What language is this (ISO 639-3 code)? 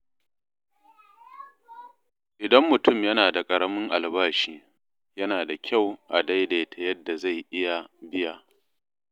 hau